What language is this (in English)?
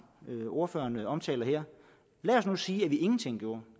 Danish